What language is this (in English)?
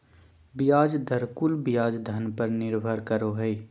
Magahi